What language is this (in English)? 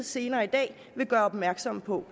Danish